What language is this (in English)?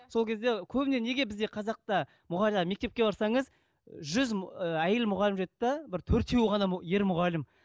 Kazakh